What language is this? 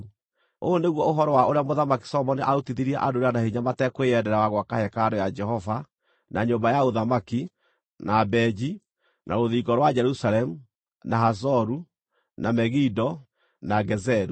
Kikuyu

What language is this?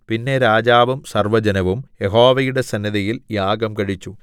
Malayalam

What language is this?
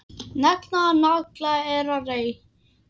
Icelandic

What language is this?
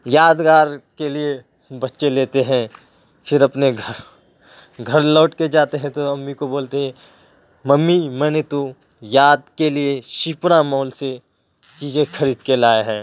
Urdu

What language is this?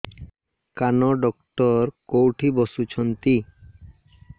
Odia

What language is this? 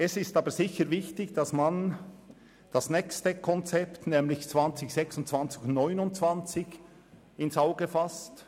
Swiss German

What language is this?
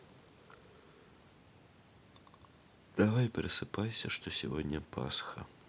Russian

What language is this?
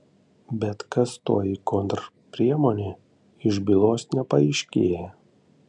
Lithuanian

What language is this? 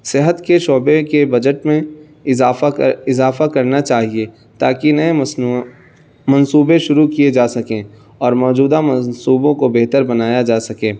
Urdu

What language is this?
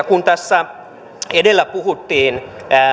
Finnish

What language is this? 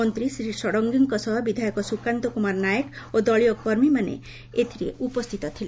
Odia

